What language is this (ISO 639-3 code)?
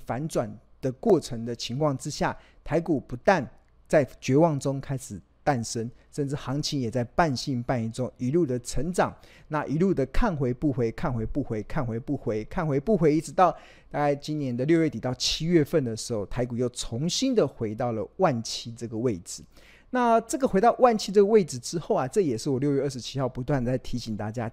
zho